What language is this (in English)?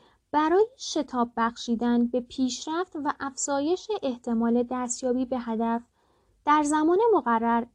Persian